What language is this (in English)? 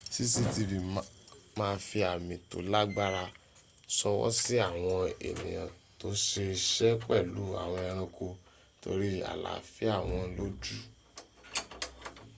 Yoruba